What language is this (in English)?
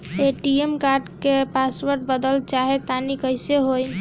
Bhojpuri